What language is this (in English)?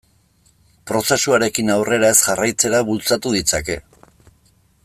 Basque